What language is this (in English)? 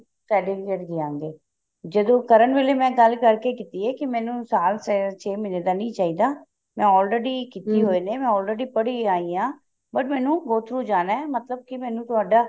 Punjabi